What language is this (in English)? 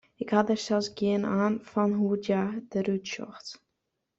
Western Frisian